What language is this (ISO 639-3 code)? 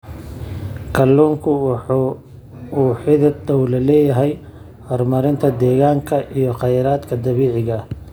som